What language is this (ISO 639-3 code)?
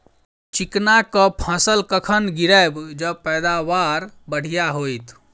mai